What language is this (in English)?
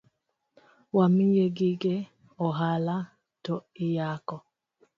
Luo (Kenya and Tanzania)